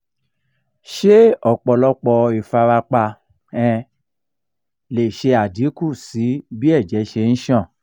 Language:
Yoruba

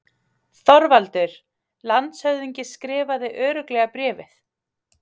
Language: Icelandic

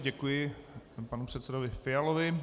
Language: Czech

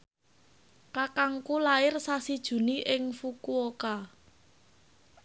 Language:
Javanese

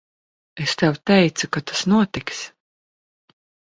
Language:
Latvian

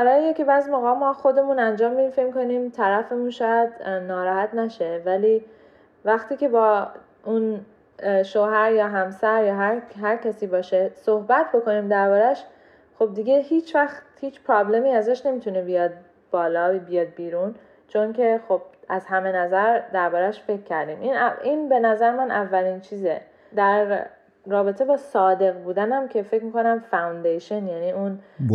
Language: Persian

